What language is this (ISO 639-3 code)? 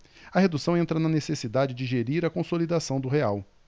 por